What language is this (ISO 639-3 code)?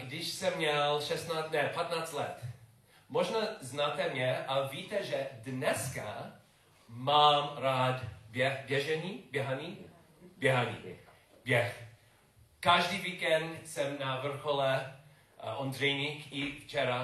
ces